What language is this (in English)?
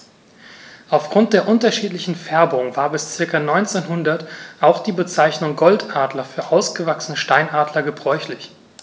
German